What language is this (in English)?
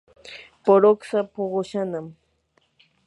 Yanahuanca Pasco Quechua